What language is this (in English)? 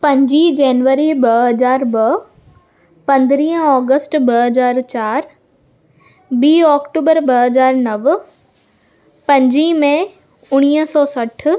Sindhi